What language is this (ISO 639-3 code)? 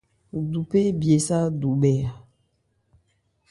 ebr